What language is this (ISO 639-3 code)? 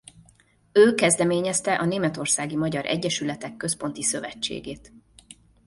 hun